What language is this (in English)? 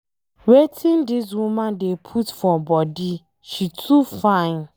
Nigerian Pidgin